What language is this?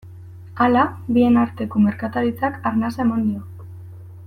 Basque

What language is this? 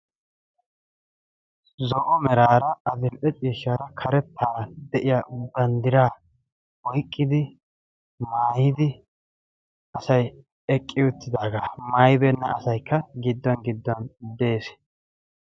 Wolaytta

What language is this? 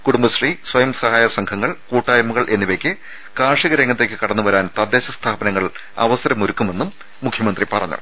Malayalam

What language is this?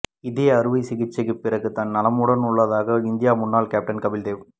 Tamil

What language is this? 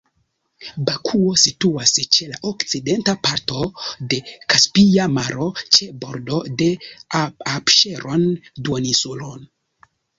Esperanto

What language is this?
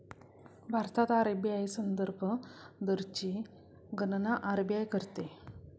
Marathi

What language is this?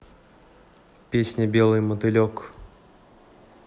Russian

